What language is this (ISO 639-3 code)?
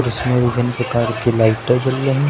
hin